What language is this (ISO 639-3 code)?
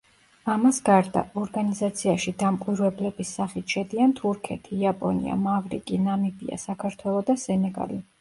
kat